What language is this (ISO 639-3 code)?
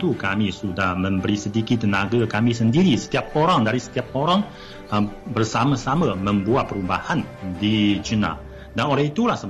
msa